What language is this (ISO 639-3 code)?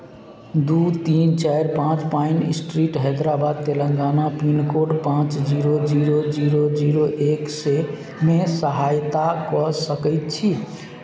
mai